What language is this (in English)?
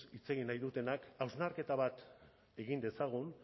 Basque